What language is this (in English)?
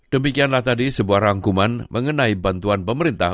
Indonesian